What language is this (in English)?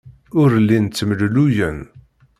Kabyle